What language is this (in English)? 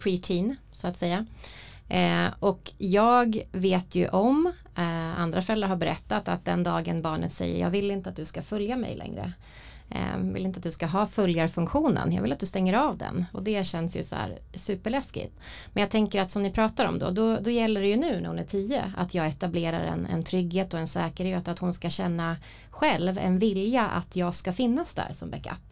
Swedish